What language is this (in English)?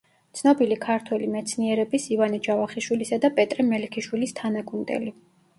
Georgian